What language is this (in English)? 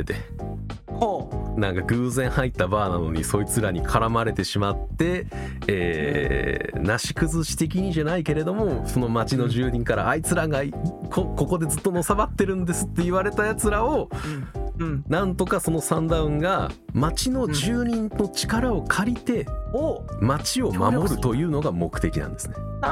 Japanese